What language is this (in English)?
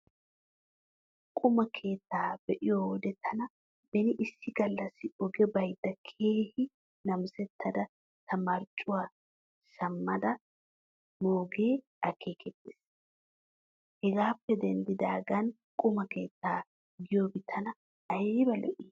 Wolaytta